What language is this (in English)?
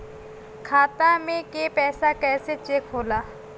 Bhojpuri